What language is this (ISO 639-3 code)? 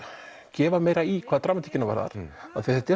isl